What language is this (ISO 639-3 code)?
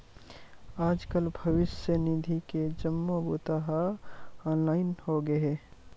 hne